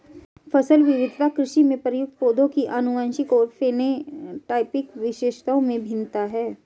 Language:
Hindi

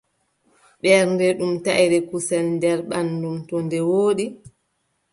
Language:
Adamawa Fulfulde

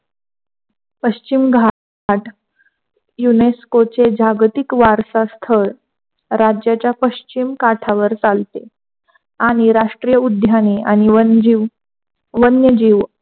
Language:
Marathi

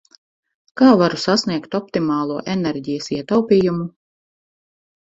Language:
Latvian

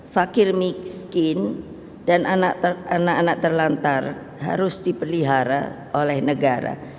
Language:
Indonesian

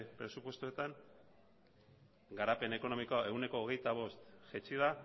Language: Basque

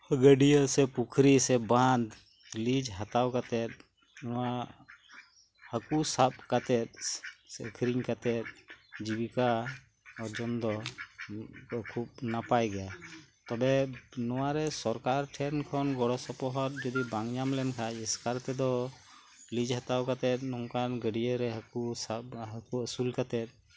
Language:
Santali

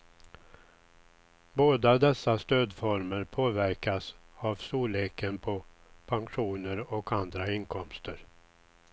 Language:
Swedish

